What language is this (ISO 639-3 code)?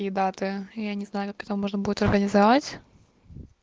rus